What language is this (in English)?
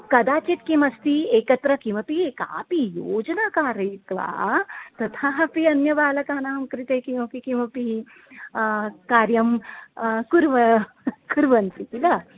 Sanskrit